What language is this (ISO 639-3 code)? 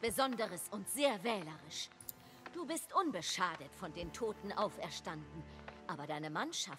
deu